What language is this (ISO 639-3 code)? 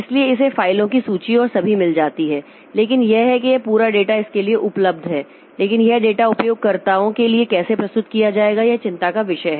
hin